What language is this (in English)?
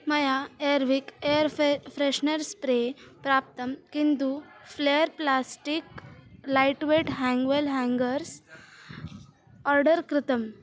Sanskrit